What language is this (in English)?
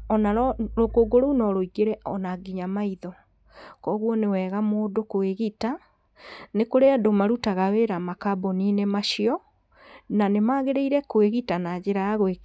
Kikuyu